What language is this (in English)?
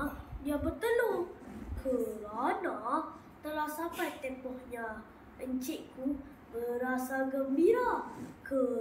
Malay